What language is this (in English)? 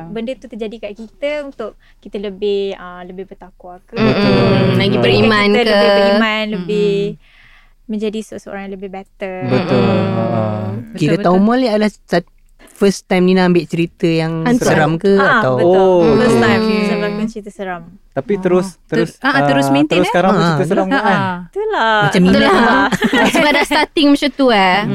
Malay